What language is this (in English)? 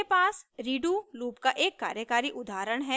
Hindi